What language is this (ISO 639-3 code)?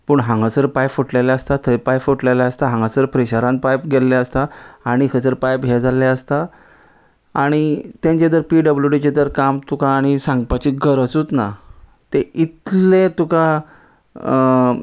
kok